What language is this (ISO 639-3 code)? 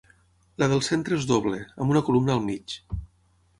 cat